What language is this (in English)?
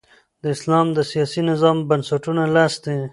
Pashto